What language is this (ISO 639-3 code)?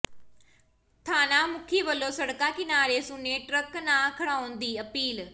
pan